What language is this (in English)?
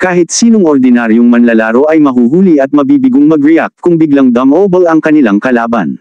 Filipino